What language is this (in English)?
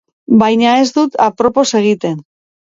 Basque